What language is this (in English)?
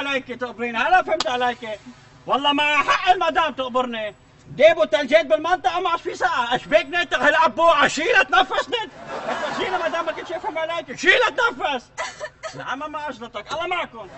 Arabic